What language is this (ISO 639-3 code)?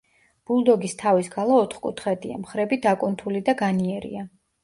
kat